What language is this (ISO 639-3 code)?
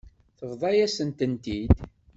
kab